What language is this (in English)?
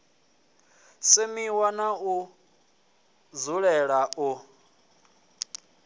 Venda